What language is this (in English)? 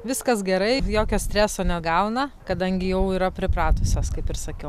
Lithuanian